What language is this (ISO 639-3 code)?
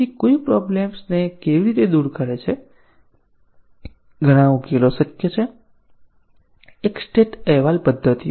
guj